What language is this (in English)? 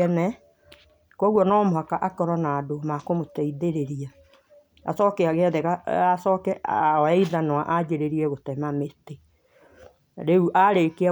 Kikuyu